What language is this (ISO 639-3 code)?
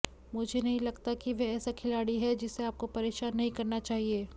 hin